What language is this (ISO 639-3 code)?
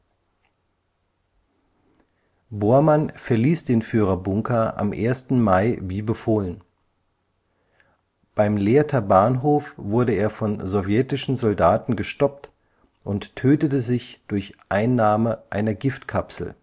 deu